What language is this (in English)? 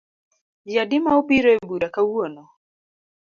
Luo (Kenya and Tanzania)